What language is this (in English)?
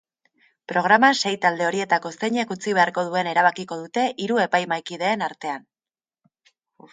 Basque